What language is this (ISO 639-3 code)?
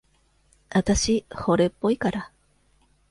jpn